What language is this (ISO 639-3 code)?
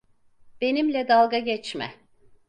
tur